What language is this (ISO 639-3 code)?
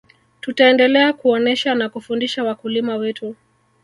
swa